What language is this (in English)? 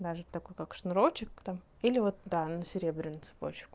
Russian